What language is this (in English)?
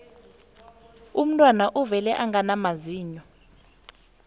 South Ndebele